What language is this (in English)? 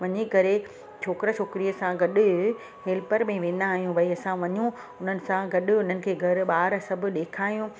Sindhi